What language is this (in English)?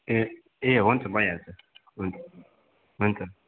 Nepali